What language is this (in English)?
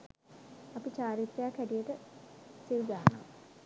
Sinhala